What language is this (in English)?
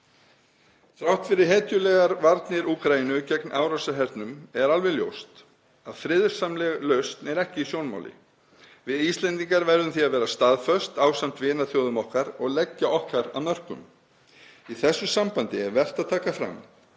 Icelandic